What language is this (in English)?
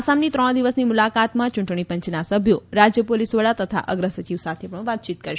Gujarati